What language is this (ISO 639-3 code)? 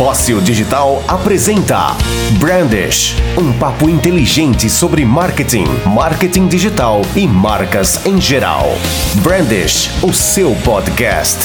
por